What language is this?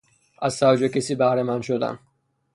Persian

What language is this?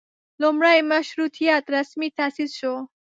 Pashto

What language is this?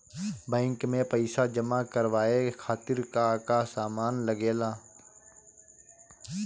Bhojpuri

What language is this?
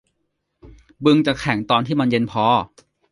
Thai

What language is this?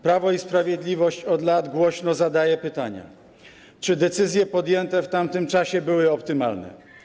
Polish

